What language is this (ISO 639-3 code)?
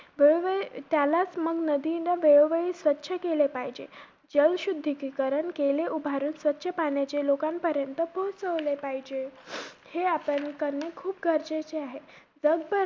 mar